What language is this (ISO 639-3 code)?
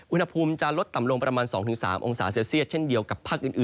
tha